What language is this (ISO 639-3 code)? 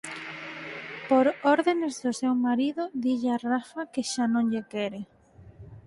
glg